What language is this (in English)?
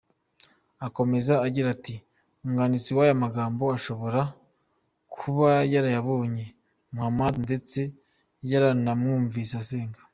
Kinyarwanda